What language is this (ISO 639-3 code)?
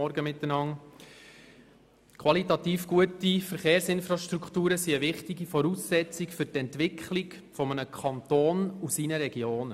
gsw